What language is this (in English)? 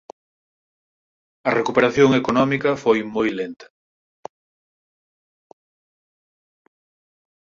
Galician